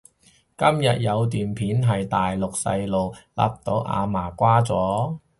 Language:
Cantonese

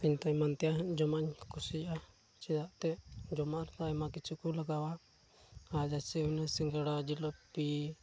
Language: Santali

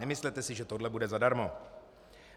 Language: Czech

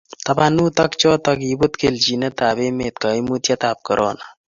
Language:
Kalenjin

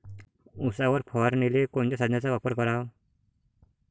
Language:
Marathi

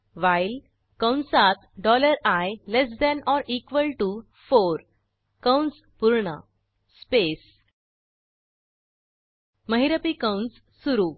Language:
Marathi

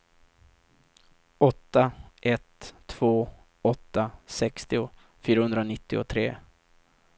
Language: Swedish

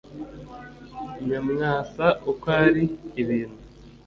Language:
Kinyarwanda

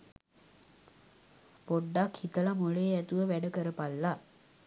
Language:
Sinhala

